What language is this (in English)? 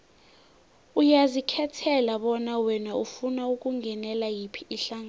South Ndebele